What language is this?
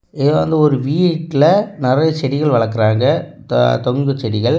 Tamil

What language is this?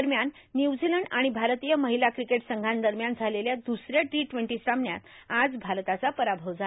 Marathi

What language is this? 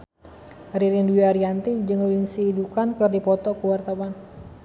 Sundanese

